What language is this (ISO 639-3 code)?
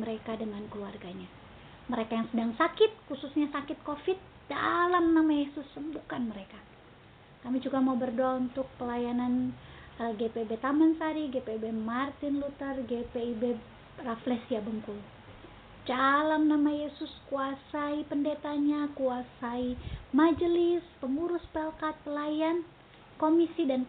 ind